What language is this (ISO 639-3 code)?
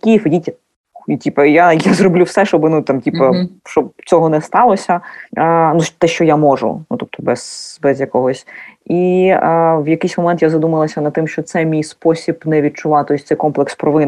ukr